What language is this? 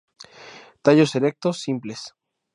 Spanish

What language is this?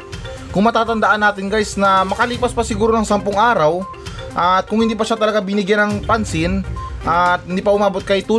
Filipino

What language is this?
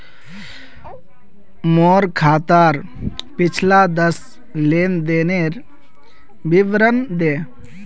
Magahi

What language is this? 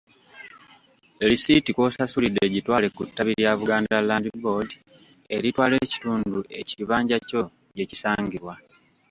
Ganda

